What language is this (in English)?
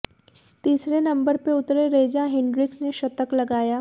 Hindi